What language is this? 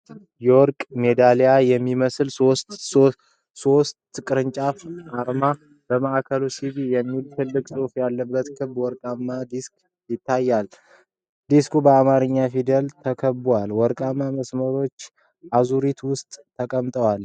Amharic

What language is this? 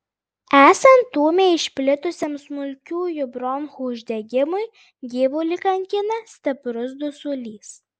Lithuanian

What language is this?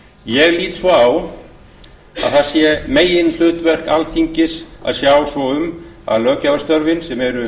Icelandic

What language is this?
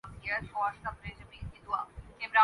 Urdu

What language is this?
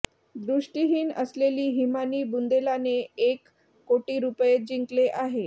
Marathi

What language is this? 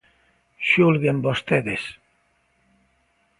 Galician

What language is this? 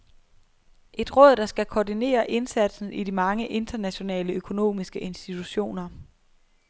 Danish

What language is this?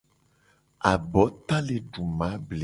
Gen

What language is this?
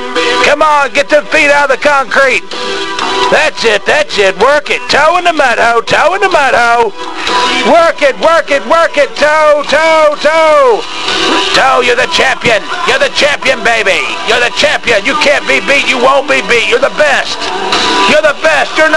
English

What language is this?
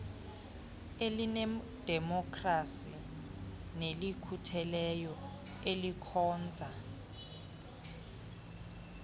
Xhosa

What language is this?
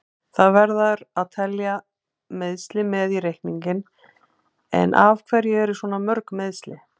Icelandic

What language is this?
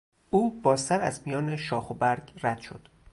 Persian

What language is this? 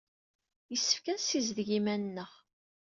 Kabyle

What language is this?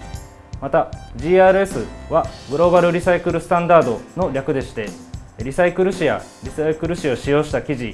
Japanese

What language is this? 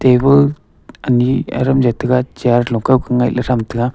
Wancho Naga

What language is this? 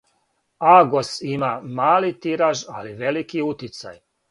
Serbian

